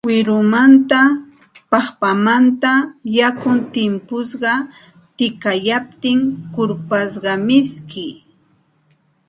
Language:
Santa Ana de Tusi Pasco Quechua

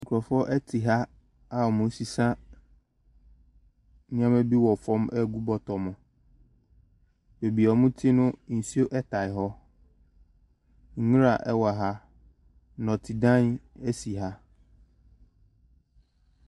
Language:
Akan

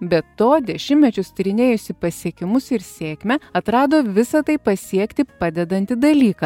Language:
Lithuanian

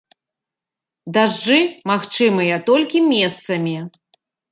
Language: Belarusian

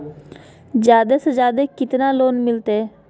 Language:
Magahi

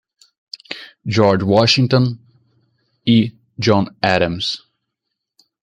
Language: Portuguese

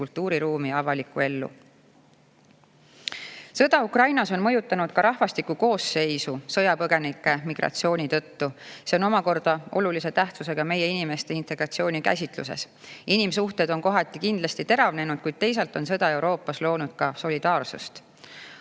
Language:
Estonian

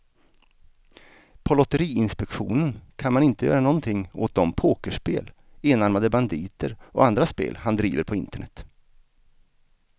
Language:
Swedish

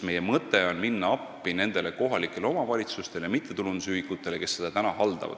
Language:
Estonian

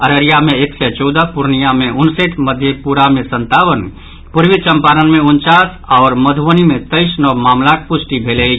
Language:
Maithili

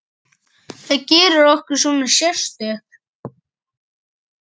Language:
Icelandic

